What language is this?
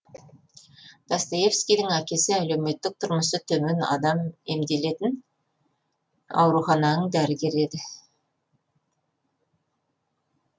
Kazakh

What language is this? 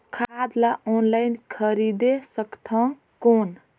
Chhattisgarhi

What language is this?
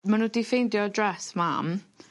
Welsh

